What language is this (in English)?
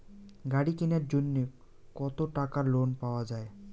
Bangla